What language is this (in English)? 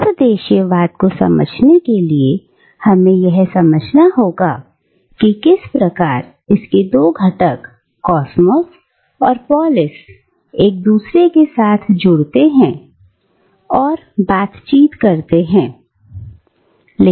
Hindi